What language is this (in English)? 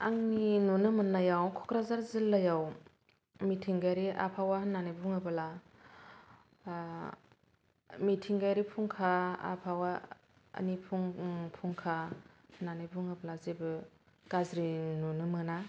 Bodo